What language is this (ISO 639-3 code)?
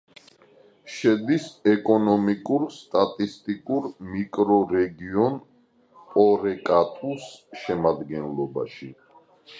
kat